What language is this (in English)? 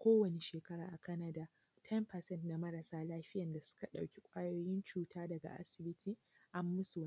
Hausa